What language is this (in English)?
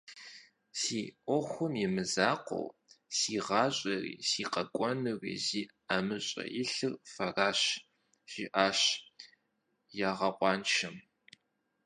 Kabardian